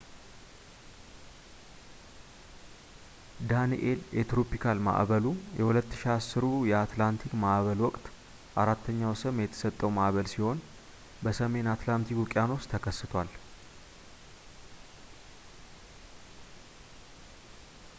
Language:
Amharic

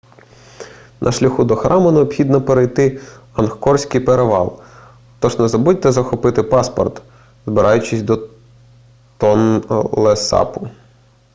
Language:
Ukrainian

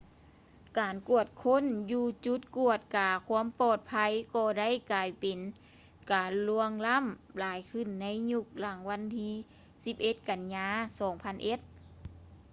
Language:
Lao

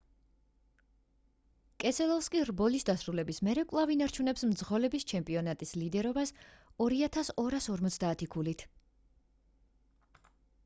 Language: Georgian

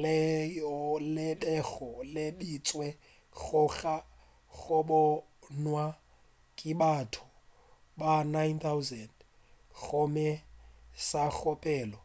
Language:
Northern Sotho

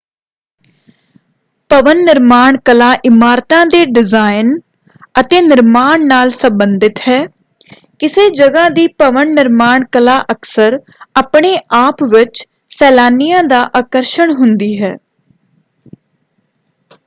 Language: Punjabi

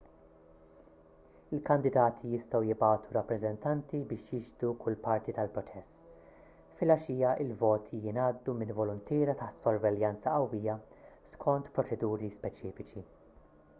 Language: Maltese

